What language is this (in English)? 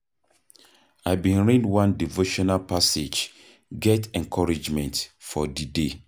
Nigerian Pidgin